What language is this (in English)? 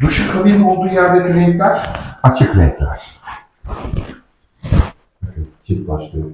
Turkish